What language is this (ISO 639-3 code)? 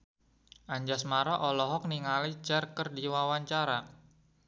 sun